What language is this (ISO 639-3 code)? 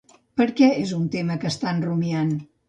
cat